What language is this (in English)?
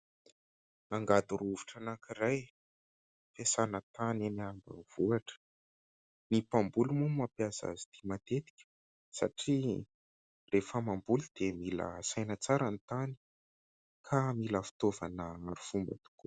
Malagasy